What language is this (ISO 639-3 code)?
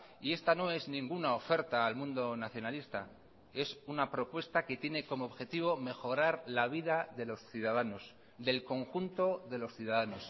spa